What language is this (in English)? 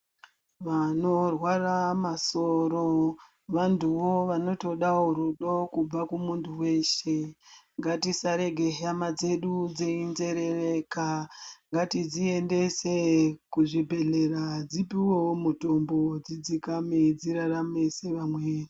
Ndau